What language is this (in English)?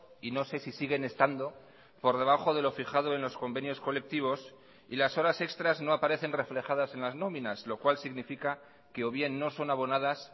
Spanish